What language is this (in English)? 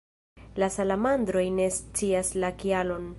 Esperanto